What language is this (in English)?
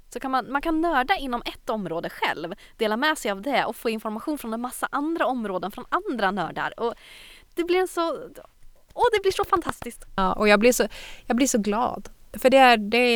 Swedish